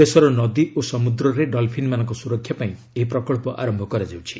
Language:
Odia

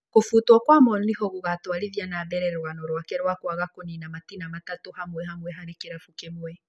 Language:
Kikuyu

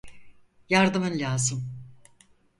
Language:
Turkish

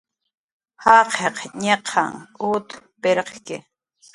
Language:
Jaqaru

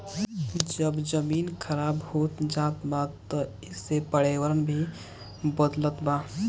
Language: Bhojpuri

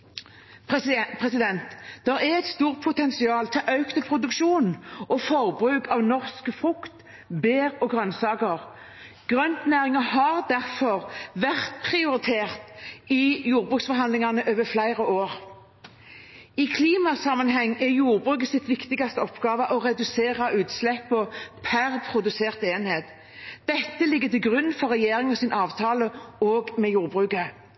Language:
Norwegian Bokmål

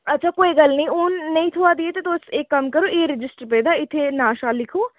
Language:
Dogri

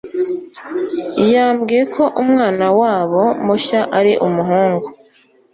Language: Kinyarwanda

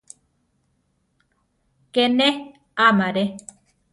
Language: Central Tarahumara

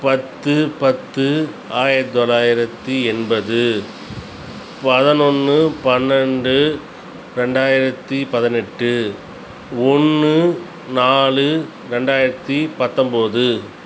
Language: Tamil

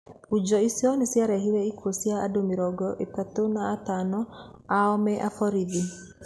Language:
Kikuyu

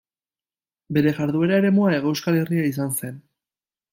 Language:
Basque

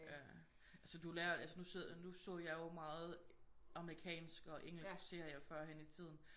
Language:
Danish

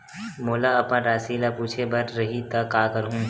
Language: Chhattisgarhi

